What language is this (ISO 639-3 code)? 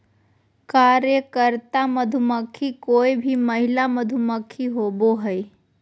mag